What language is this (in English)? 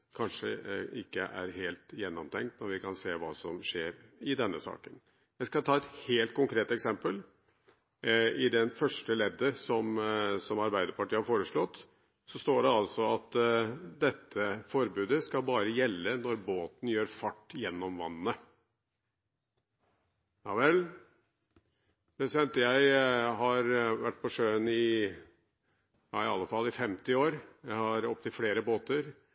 Norwegian Bokmål